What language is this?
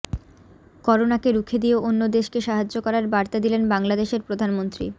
Bangla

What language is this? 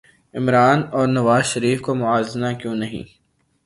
Urdu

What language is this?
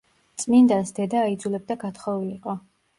Georgian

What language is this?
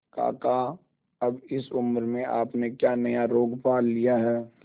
Hindi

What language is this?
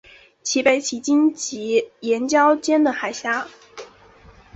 Chinese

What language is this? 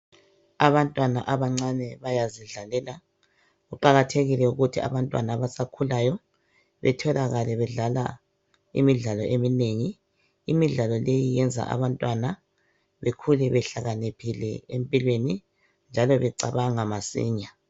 North Ndebele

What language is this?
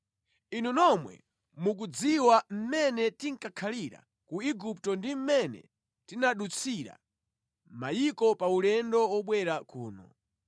Nyanja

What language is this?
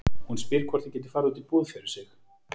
Icelandic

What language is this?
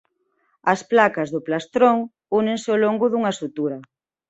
Galician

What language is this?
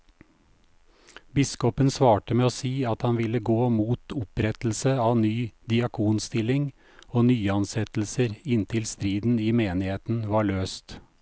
Norwegian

